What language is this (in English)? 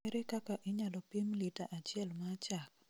Luo (Kenya and Tanzania)